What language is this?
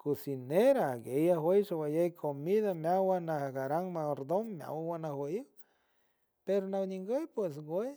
San Francisco Del Mar Huave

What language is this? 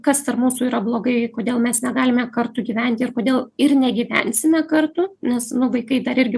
Lithuanian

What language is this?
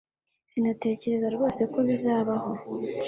Kinyarwanda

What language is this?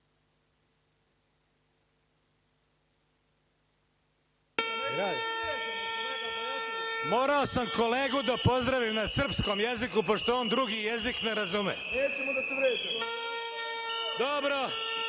Serbian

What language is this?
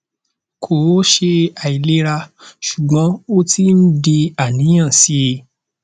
Yoruba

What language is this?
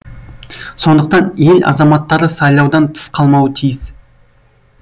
Kazakh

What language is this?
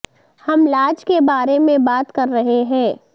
Urdu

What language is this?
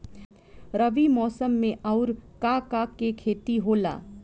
Bhojpuri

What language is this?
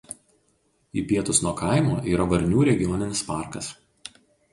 Lithuanian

